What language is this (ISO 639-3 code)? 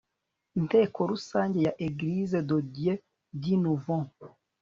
kin